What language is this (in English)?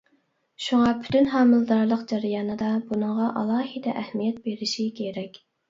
Uyghur